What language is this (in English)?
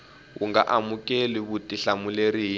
Tsonga